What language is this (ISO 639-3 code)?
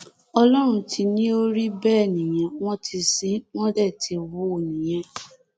yor